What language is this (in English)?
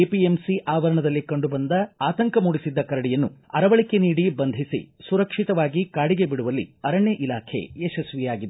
Kannada